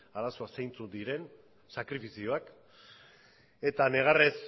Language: Basque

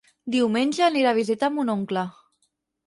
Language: Catalan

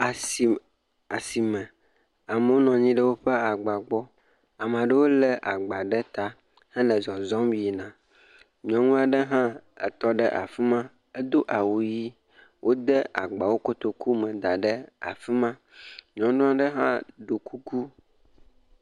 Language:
Ewe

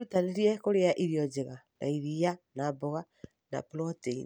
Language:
Kikuyu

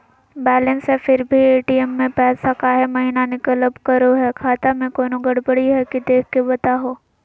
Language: Magahi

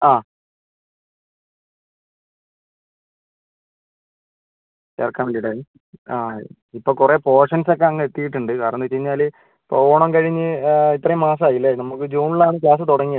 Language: Malayalam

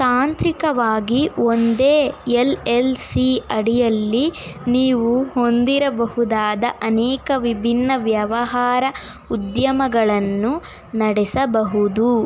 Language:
Kannada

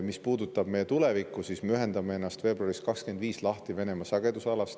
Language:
Estonian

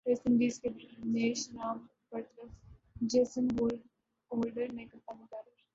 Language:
Urdu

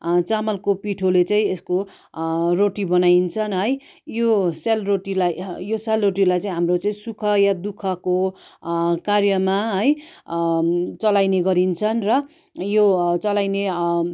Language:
Nepali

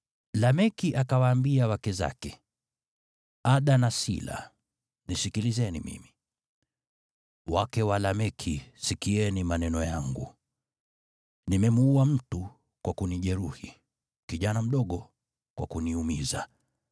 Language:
Swahili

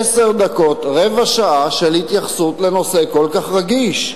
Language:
Hebrew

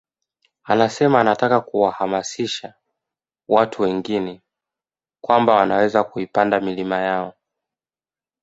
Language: Swahili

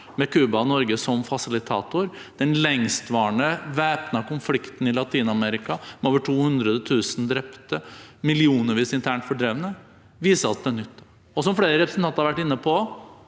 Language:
Norwegian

